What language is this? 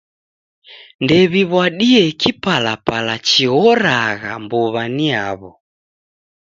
Taita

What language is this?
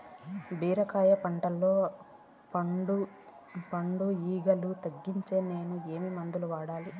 Telugu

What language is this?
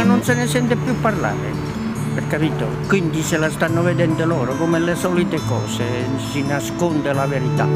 Italian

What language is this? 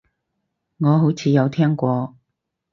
Cantonese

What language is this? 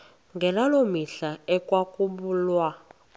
Xhosa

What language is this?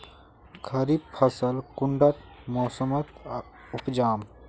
Magahi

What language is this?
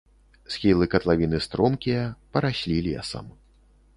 Belarusian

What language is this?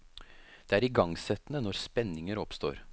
Norwegian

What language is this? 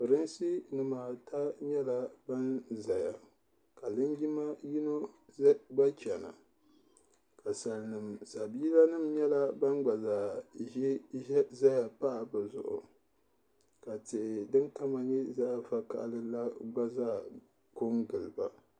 Dagbani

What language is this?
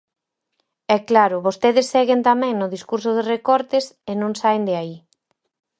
Galician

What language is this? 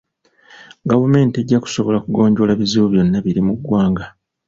Ganda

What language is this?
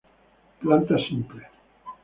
Spanish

